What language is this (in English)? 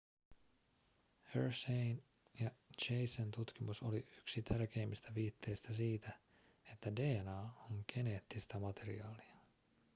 Finnish